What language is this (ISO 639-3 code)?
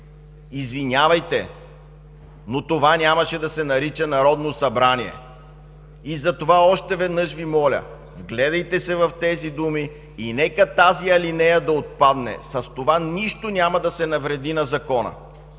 bul